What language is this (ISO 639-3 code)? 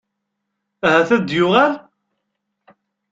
kab